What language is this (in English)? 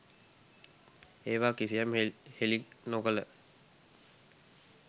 Sinhala